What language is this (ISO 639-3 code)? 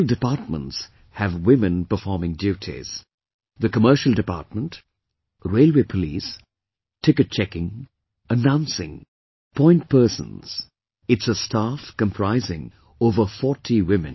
eng